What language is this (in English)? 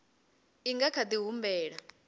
Venda